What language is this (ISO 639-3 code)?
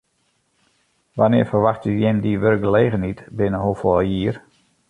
fry